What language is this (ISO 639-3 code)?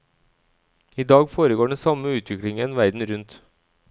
nor